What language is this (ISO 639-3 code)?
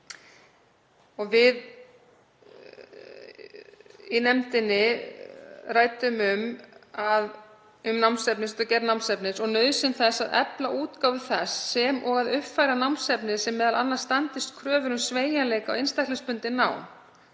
isl